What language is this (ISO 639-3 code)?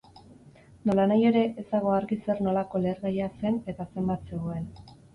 eus